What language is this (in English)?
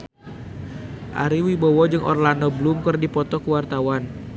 Sundanese